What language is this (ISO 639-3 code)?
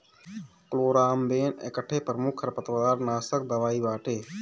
bho